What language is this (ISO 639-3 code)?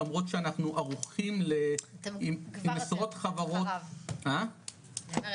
heb